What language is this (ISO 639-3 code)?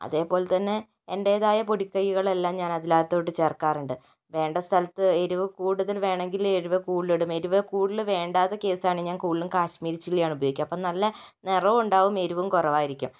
mal